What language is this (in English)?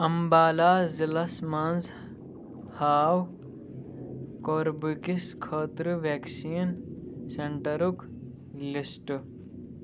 Kashmiri